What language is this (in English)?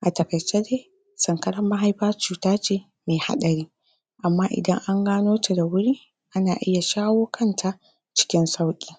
Hausa